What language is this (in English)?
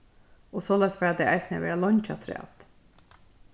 Faroese